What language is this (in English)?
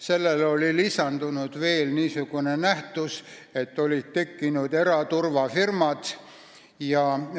Estonian